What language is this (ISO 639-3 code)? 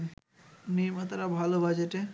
ben